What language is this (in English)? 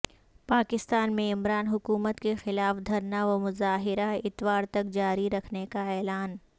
Urdu